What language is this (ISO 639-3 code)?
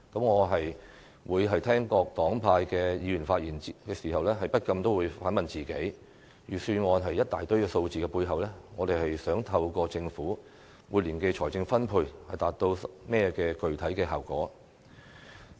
yue